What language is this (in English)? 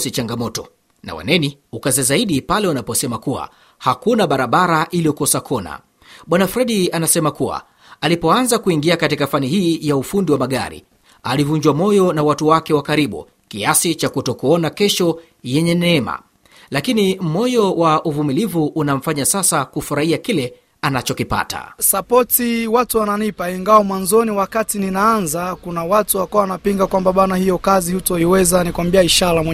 Swahili